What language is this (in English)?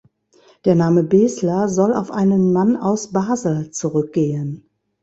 German